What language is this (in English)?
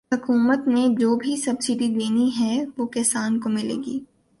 Urdu